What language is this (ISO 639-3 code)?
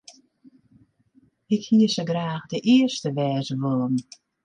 fry